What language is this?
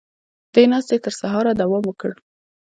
Pashto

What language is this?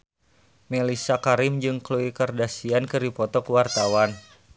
Sundanese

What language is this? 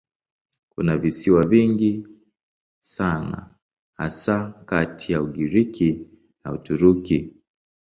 Swahili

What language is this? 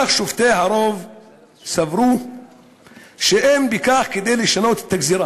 Hebrew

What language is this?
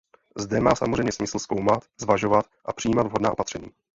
Czech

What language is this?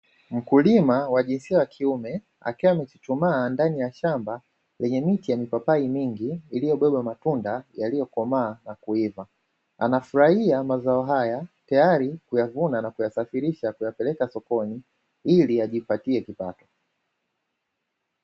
Swahili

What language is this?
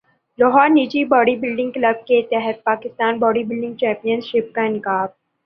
Urdu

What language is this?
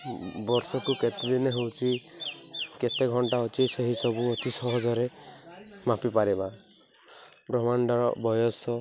Odia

